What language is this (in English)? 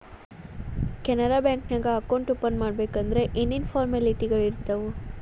Kannada